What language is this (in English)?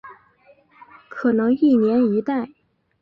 Chinese